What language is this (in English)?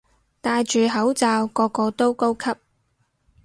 Cantonese